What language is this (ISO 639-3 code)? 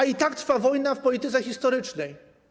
pol